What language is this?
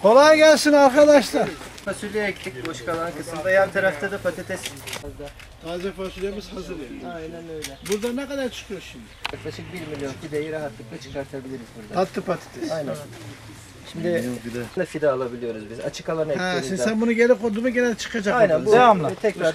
Turkish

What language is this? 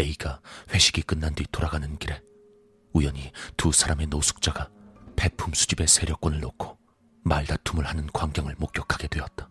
Korean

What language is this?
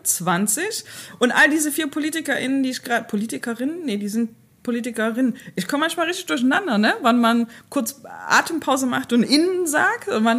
German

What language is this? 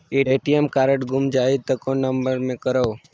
Chhattisgarhi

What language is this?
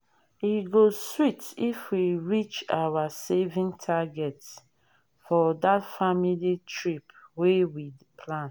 Nigerian Pidgin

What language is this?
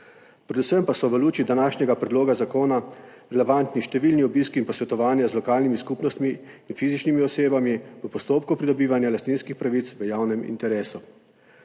Slovenian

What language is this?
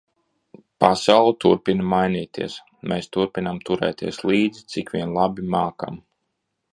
Latvian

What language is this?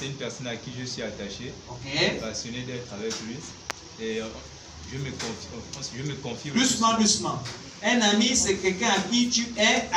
French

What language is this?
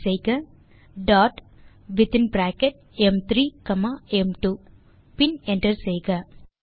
Tamil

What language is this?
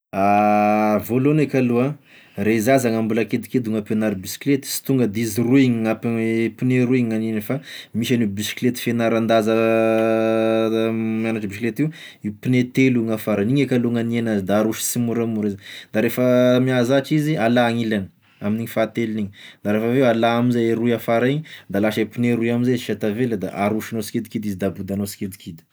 Tesaka Malagasy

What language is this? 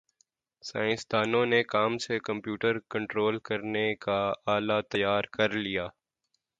Urdu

